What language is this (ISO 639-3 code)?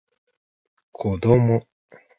jpn